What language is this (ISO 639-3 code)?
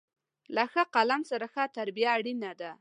pus